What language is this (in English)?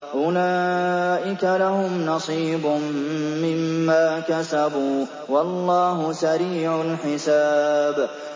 Arabic